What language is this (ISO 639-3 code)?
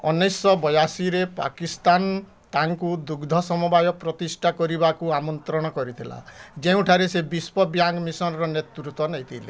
ori